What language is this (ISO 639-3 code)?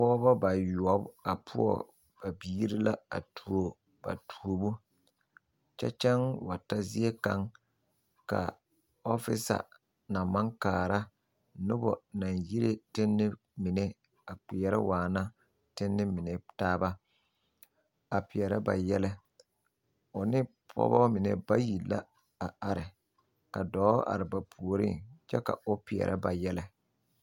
dga